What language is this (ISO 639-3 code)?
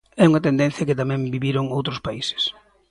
glg